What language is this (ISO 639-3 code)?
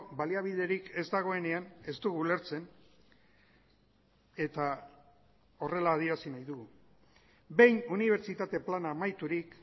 eus